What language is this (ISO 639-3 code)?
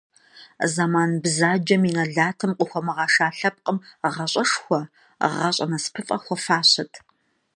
kbd